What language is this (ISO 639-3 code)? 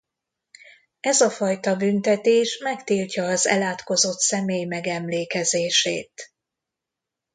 hun